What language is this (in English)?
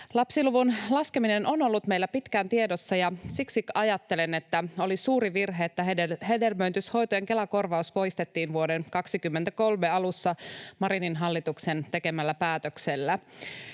Finnish